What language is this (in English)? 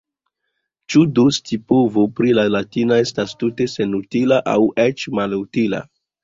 Esperanto